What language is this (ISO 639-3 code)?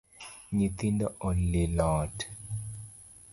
luo